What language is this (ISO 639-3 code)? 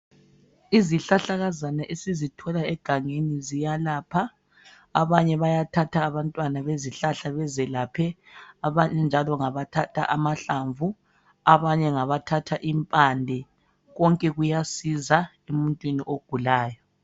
nde